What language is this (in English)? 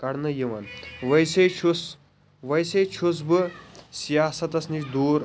Kashmiri